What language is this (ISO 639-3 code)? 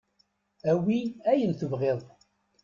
kab